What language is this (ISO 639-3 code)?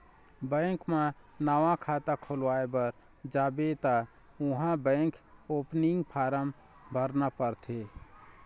hne